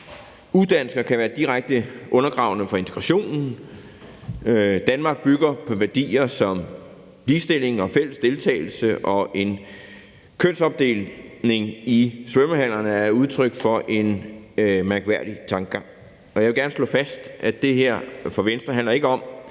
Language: Danish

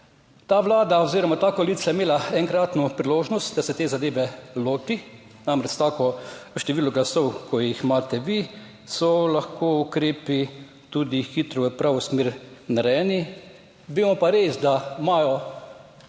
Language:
Slovenian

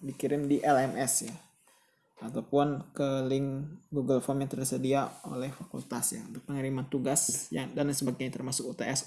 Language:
Indonesian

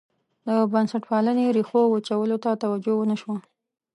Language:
Pashto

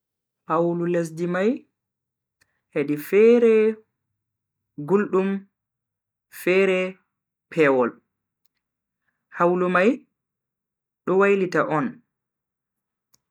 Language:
Bagirmi Fulfulde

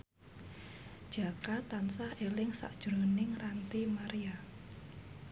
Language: Javanese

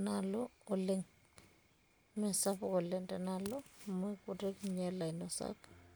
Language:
Masai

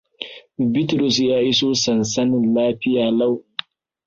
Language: Hausa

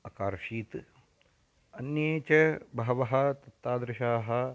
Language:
Sanskrit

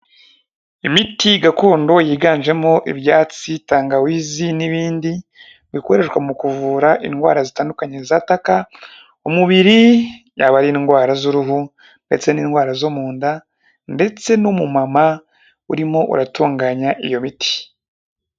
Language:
Kinyarwanda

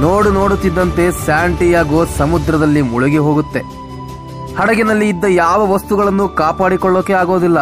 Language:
Kannada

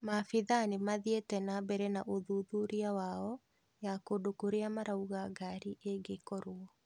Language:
Kikuyu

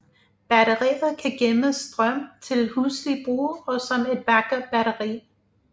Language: Danish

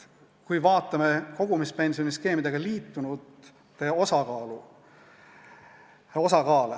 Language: Estonian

